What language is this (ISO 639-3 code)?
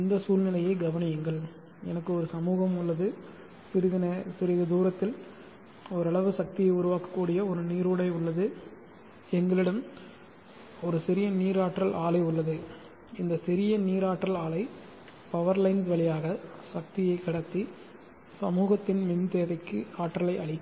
tam